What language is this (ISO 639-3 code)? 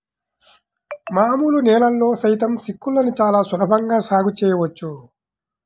tel